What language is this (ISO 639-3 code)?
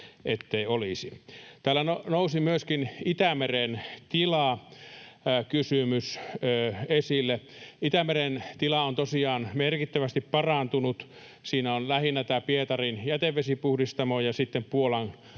fin